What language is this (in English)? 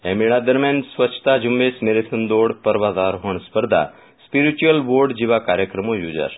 Gujarati